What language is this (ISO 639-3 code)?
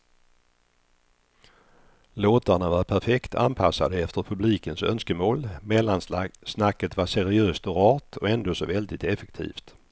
swe